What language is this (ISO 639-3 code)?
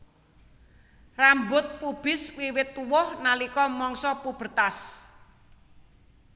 jav